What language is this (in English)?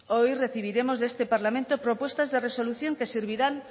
Spanish